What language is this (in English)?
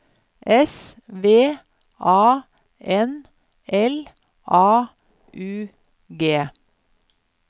Norwegian